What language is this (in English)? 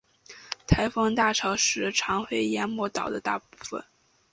Chinese